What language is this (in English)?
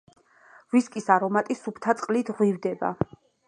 Georgian